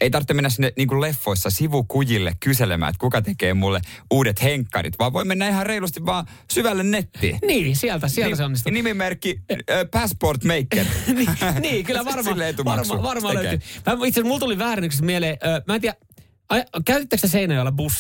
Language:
Finnish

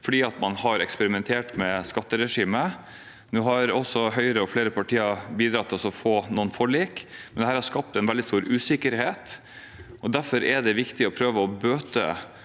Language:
Norwegian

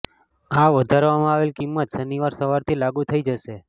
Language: Gujarati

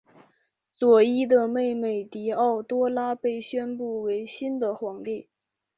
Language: Chinese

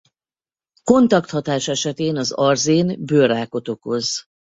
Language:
Hungarian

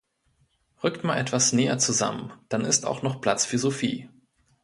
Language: German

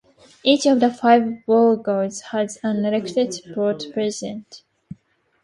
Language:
English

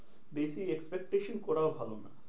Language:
Bangla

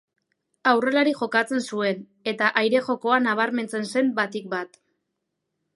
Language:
Basque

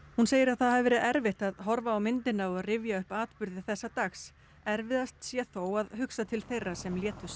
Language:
Icelandic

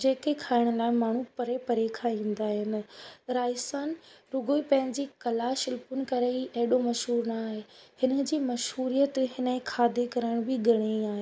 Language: Sindhi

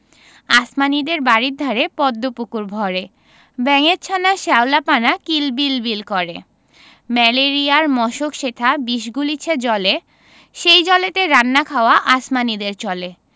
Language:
Bangla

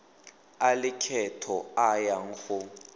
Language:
Tswana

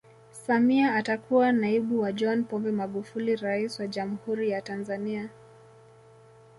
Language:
Swahili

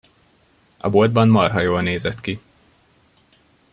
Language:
Hungarian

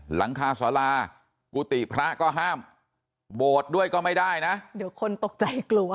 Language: Thai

